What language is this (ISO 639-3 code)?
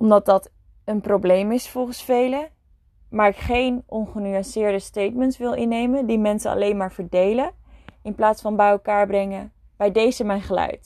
nld